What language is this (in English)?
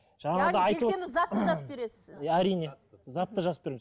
Kazakh